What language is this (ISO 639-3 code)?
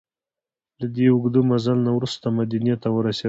pus